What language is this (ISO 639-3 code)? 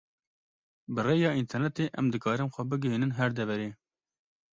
kur